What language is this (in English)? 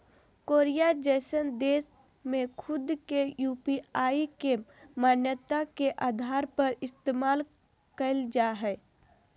Magahi